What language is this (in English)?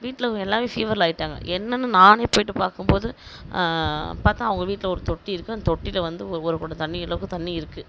Tamil